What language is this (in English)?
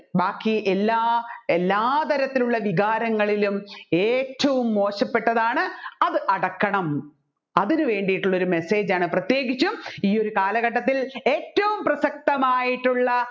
Malayalam